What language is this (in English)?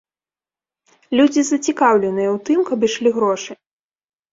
Belarusian